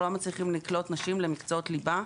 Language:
Hebrew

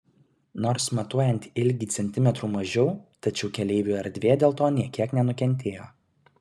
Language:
Lithuanian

